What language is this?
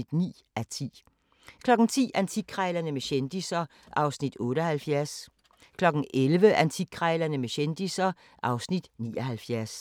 Danish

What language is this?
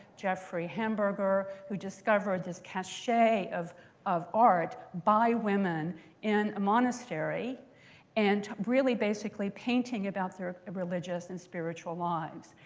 English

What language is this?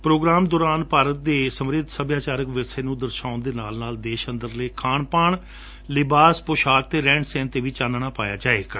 Punjabi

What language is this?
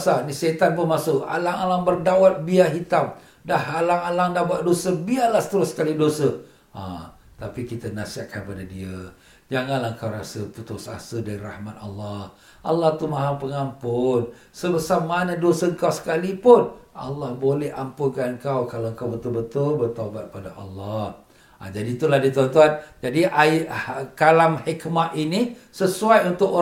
Malay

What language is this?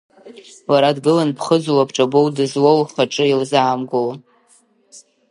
Abkhazian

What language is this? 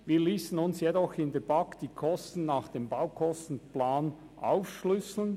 Swiss German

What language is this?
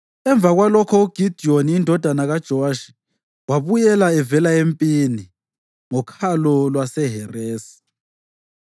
North Ndebele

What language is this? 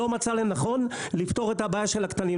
Hebrew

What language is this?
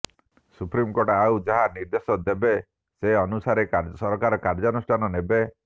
Odia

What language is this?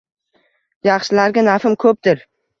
Uzbek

